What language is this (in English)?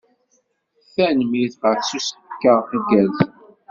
Kabyle